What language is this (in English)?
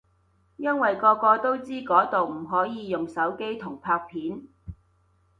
Cantonese